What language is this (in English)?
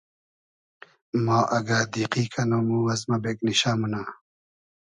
Hazaragi